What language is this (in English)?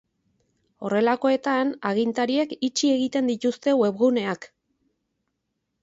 Basque